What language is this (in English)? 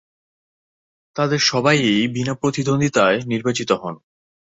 Bangla